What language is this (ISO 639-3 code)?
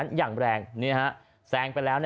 tha